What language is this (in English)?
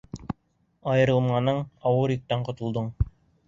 Bashkir